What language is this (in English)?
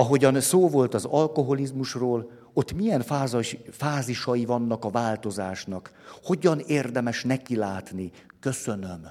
Hungarian